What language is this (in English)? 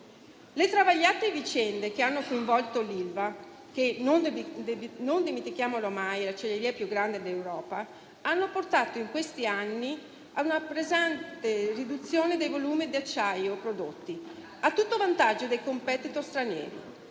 Italian